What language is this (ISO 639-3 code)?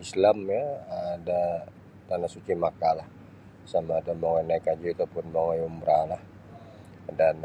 bsy